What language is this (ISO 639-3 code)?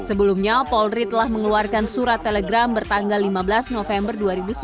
ind